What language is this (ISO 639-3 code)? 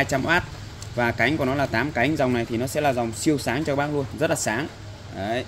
vie